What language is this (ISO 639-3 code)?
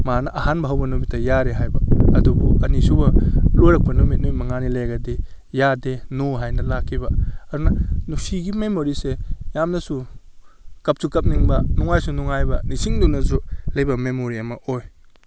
mni